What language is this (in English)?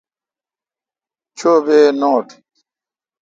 Kalkoti